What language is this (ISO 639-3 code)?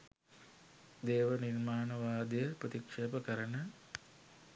sin